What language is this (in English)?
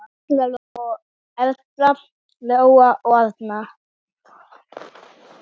Icelandic